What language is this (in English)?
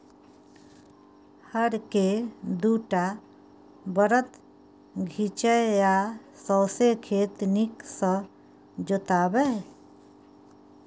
Maithili